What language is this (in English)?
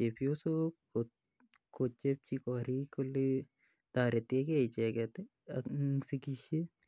Kalenjin